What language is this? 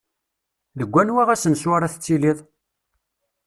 Kabyle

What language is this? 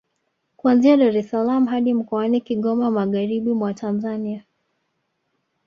Swahili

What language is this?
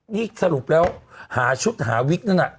Thai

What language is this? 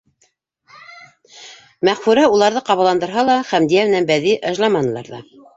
Bashkir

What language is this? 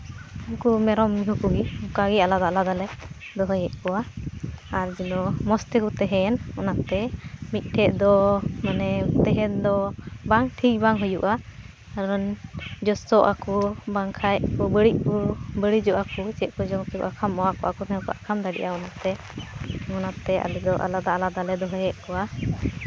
Santali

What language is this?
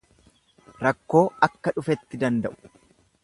Oromo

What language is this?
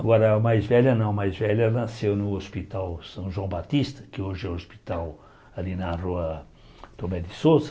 Portuguese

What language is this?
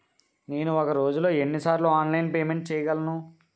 Telugu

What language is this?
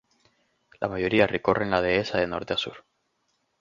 Spanish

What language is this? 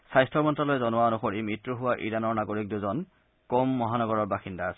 Assamese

